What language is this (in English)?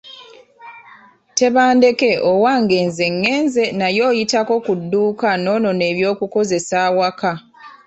Ganda